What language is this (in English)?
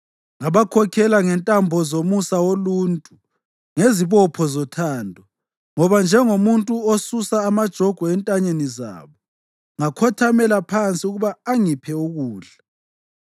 North Ndebele